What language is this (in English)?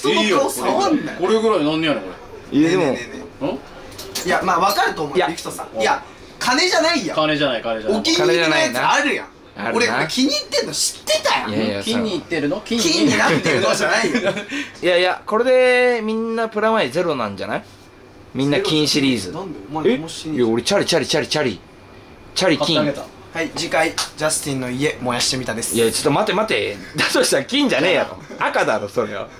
Japanese